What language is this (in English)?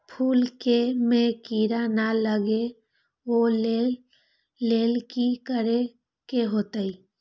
Magahi